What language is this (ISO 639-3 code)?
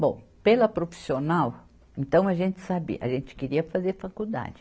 por